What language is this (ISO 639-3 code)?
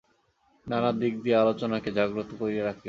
ben